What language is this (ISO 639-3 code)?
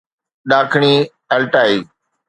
snd